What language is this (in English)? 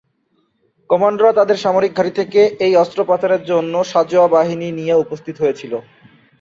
Bangla